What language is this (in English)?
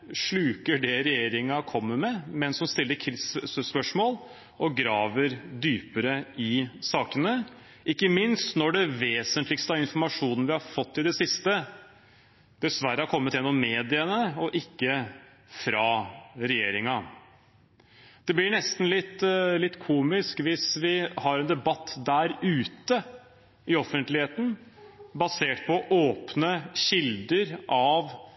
Norwegian Bokmål